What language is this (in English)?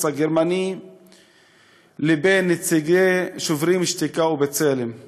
Hebrew